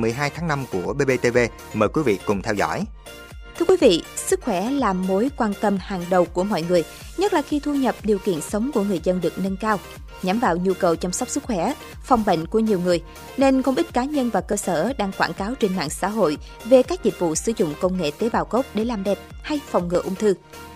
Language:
Vietnamese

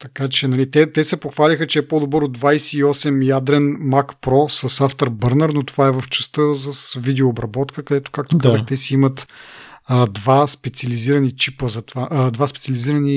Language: Bulgarian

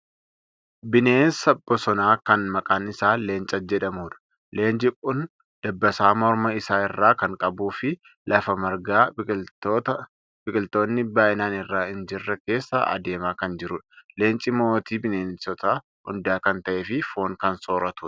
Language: Oromo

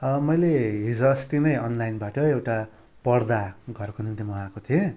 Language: Nepali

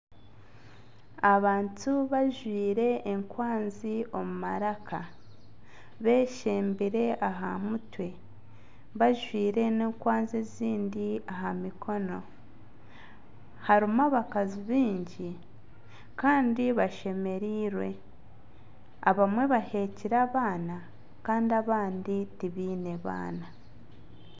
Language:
Nyankole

